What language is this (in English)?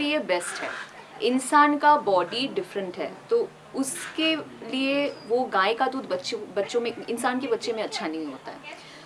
Hindi